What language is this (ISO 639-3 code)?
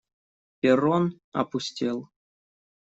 rus